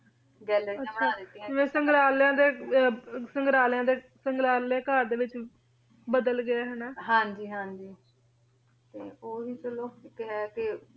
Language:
Punjabi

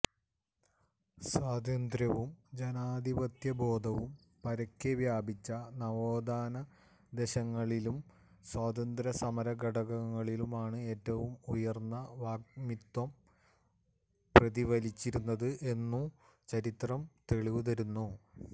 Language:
Malayalam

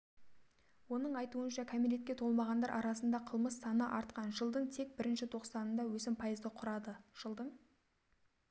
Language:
Kazakh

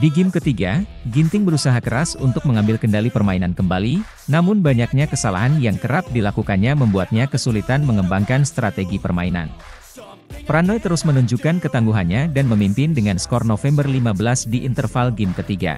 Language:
Indonesian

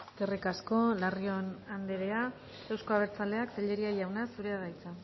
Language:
Basque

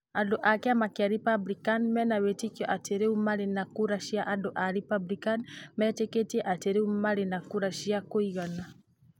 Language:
Kikuyu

